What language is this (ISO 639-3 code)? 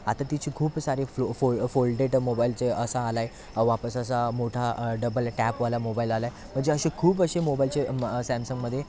mar